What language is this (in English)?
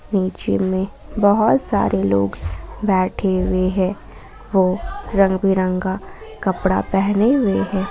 Hindi